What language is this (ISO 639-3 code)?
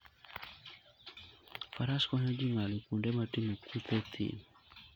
luo